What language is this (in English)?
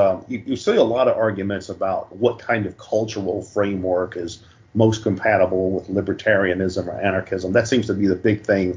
English